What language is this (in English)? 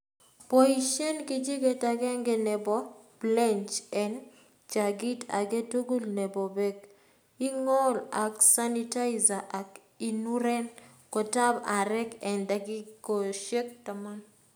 Kalenjin